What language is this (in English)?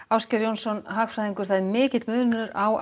Icelandic